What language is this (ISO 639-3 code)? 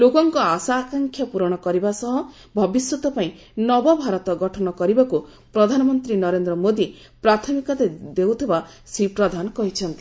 ori